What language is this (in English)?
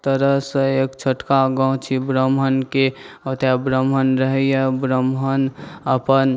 Maithili